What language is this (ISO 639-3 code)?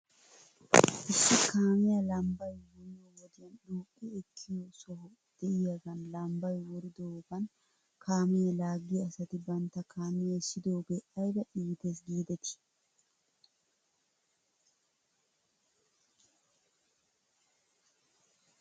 wal